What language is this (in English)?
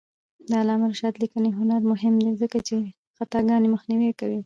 Pashto